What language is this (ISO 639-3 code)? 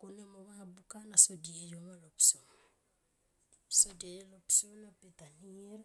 tqp